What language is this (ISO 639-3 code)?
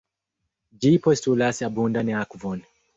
epo